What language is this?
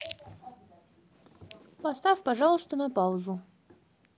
Russian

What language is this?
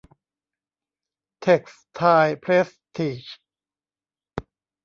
Thai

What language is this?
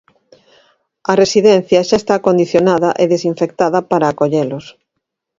Galician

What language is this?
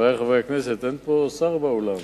Hebrew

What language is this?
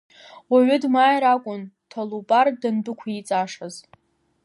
Abkhazian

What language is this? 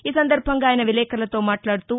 Telugu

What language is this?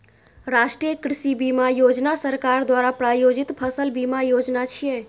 Maithili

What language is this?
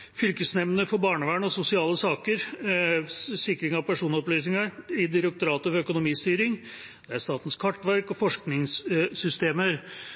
Norwegian Bokmål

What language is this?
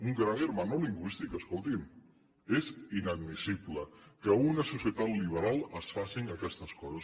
Catalan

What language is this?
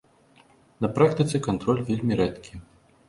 Belarusian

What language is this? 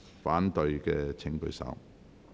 Cantonese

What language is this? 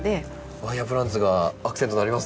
Japanese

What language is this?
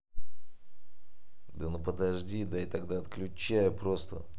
Russian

